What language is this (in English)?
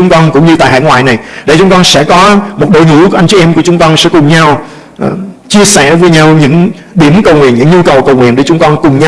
Vietnamese